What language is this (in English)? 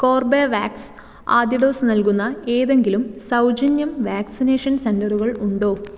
Malayalam